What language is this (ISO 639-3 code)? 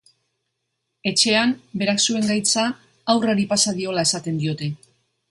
eus